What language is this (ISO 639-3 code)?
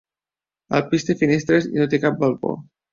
cat